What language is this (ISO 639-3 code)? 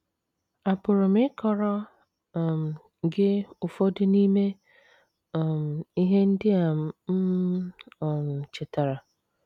ibo